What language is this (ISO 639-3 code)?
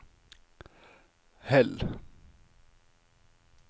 nor